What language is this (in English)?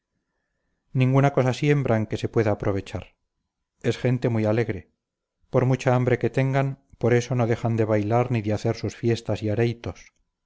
Spanish